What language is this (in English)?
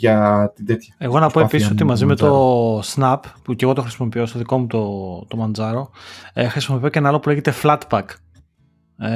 Greek